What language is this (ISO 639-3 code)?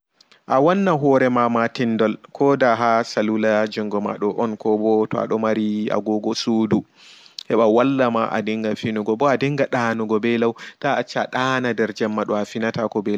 ful